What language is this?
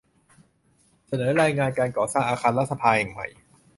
Thai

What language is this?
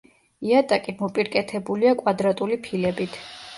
Georgian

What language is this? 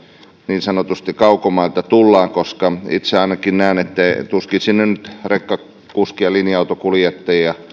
Finnish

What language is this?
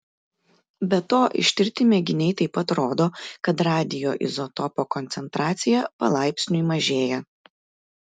Lithuanian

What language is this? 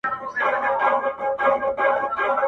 Pashto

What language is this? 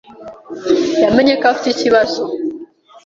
Kinyarwanda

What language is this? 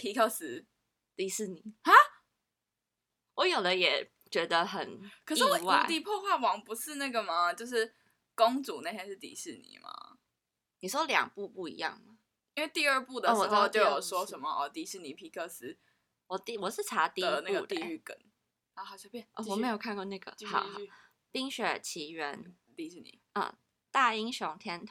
Chinese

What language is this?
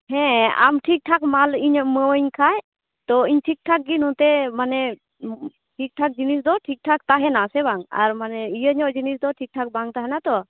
Santali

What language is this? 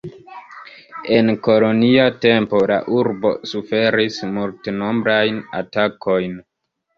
Esperanto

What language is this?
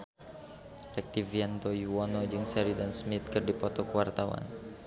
Sundanese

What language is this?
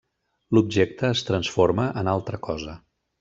Catalan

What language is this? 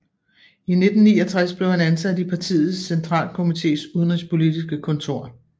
Danish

